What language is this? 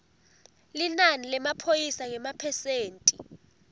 Swati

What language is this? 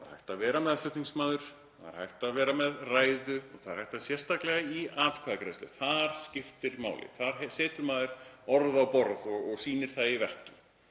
Icelandic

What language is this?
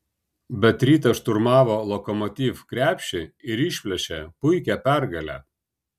Lithuanian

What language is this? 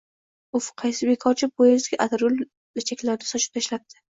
Uzbek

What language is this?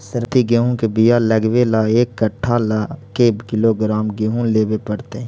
Magahi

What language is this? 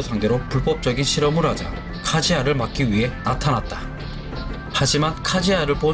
Korean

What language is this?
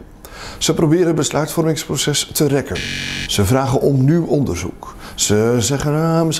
Dutch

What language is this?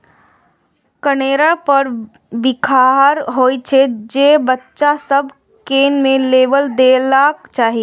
Maithili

